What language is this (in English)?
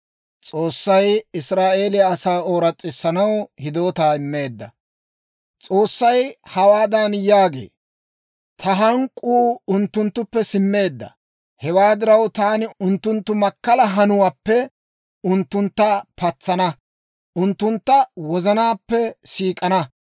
Dawro